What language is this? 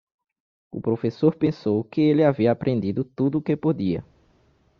Portuguese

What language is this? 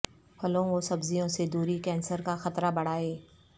Urdu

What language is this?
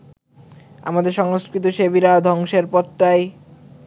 Bangla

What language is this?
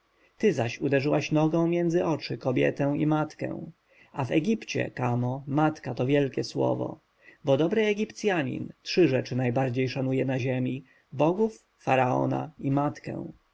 Polish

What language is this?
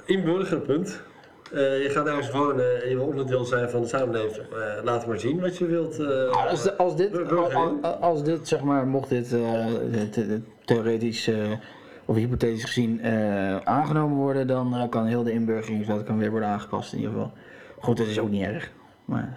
Dutch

